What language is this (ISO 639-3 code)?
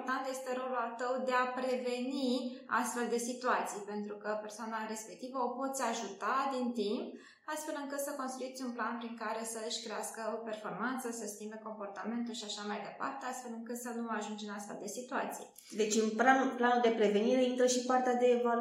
ron